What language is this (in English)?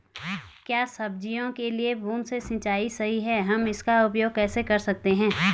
Hindi